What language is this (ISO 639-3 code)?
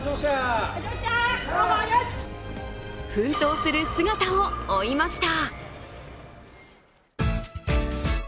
jpn